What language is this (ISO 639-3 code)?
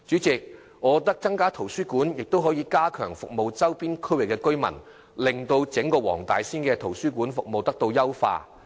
yue